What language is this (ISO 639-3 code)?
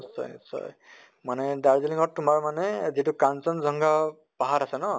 asm